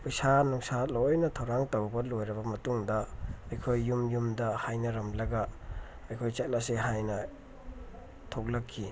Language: Manipuri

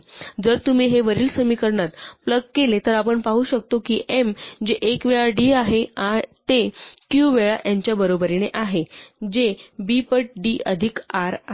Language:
Marathi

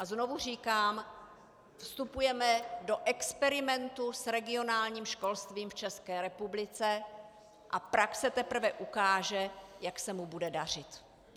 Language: Czech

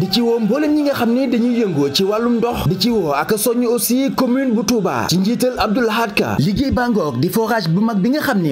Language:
Arabic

